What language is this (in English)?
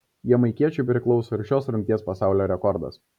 Lithuanian